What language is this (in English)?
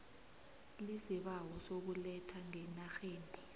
South Ndebele